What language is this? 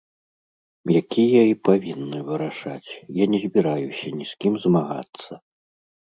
Belarusian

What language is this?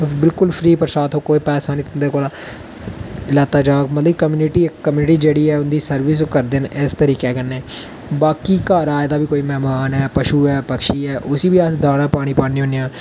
Dogri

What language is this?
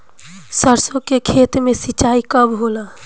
Bhojpuri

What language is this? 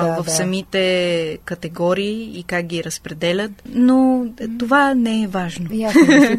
Bulgarian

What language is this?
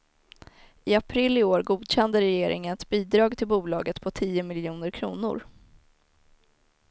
Swedish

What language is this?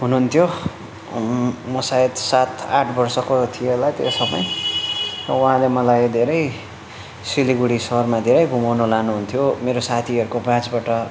Nepali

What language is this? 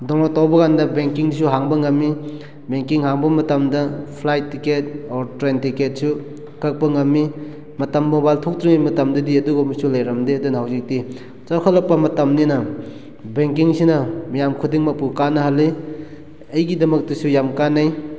Manipuri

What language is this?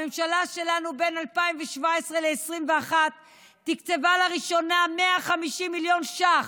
Hebrew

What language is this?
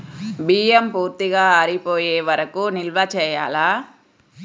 Telugu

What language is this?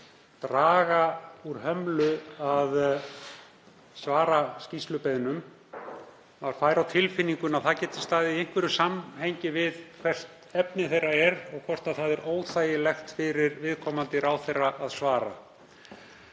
Icelandic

